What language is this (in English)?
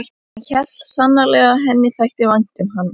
Icelandic